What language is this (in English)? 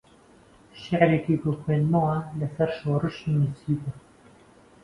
Central Kurdish